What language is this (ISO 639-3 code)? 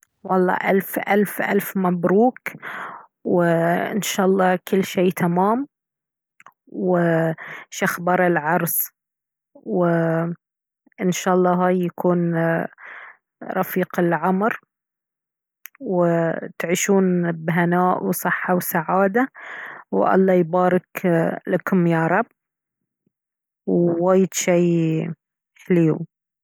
abv